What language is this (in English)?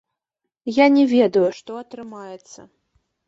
Belarusian